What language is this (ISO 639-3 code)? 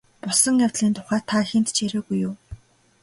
mon